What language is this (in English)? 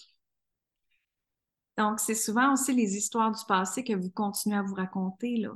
French